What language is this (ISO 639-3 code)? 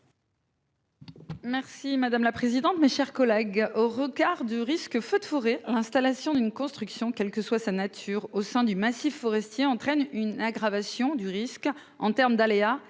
fra